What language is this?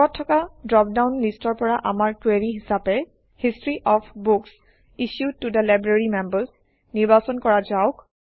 Assamese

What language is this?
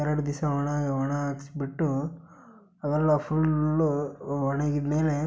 Kannada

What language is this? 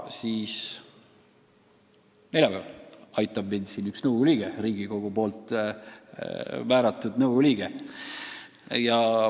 Estonian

